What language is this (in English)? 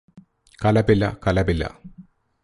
Malayalam